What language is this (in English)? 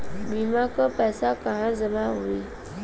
Bhojpuri